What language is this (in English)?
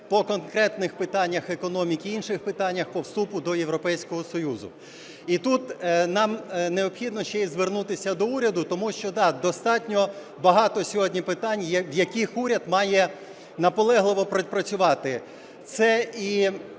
Ukrainian